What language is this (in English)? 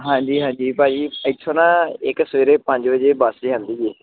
Punjabi